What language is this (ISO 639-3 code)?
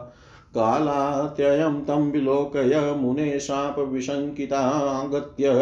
hin